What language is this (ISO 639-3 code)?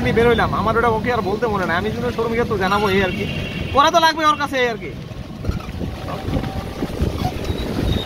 ind